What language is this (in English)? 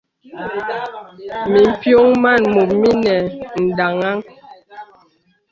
Bebele